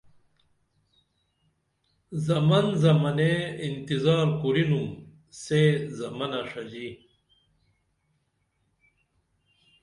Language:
Dameli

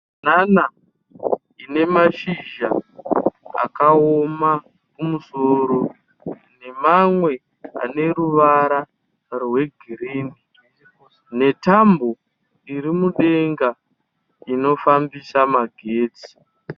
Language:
Shona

